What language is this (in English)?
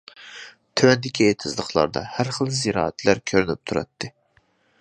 Uyghur